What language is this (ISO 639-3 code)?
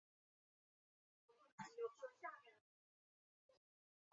zho